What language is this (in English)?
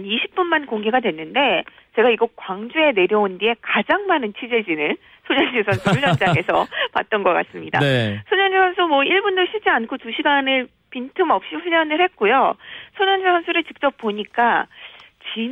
Korean